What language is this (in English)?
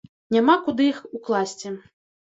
Belarusian